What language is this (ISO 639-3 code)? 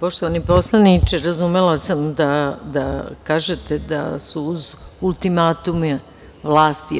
srp